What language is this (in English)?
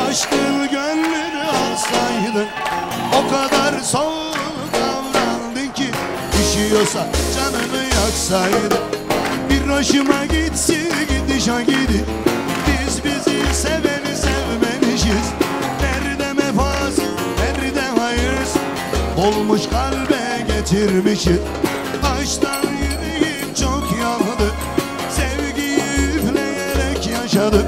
Turkish